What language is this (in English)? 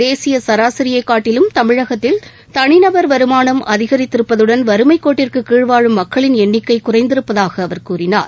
Tamil